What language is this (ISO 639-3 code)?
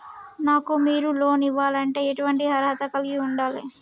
tel